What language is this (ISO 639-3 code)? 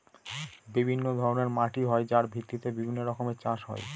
ben